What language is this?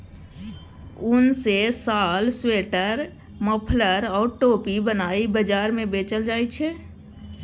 Maithili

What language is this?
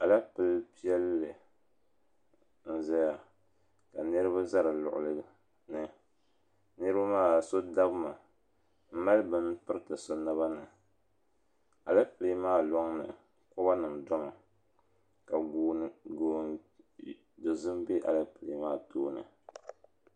Dagbani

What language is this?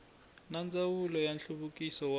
Tsonga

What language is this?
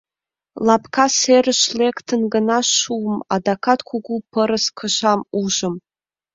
Mari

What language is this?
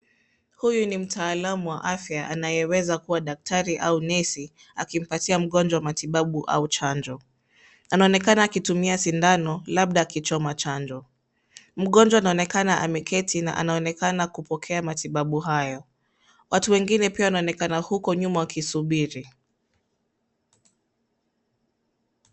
Swahili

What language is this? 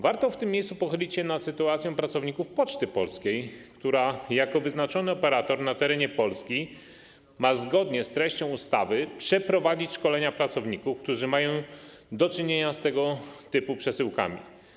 Polish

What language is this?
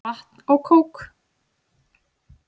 Icelandic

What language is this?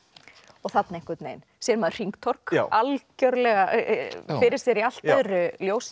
Icelandic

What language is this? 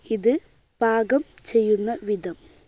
Malayalam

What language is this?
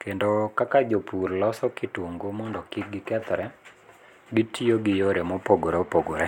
Luo (Kenya and Tanzania)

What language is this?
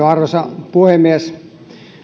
Finnish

